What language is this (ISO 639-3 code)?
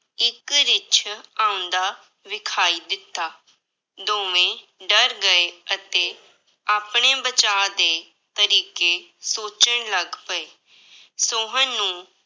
pan